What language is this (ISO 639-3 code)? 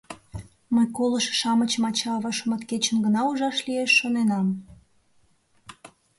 chm